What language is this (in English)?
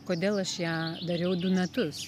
Lithuanian